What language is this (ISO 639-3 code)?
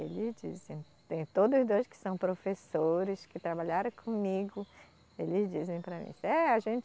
por